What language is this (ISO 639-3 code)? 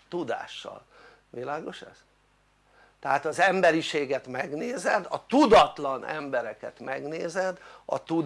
hun